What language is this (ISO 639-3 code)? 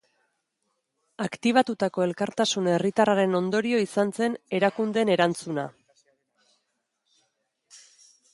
eus